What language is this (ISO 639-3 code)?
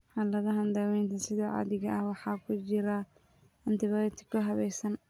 som